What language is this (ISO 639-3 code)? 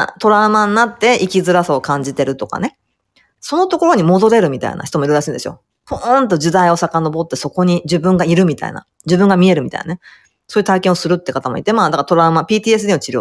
jpn